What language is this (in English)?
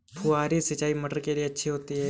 Hindi